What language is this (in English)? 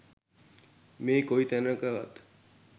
Sinhala